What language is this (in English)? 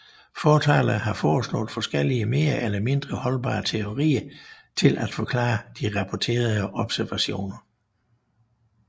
Danish